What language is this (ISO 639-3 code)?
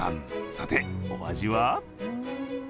jpn